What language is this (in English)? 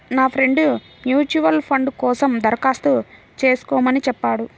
Telugu